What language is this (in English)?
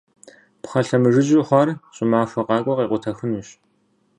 Kabardian